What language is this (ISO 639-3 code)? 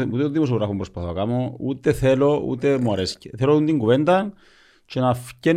ell